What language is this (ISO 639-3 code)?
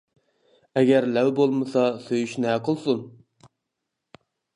uig